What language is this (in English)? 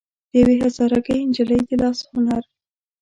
Pashto